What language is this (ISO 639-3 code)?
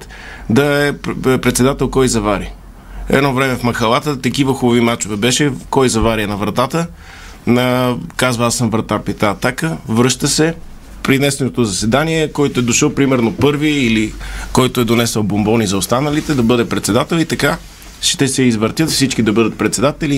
bul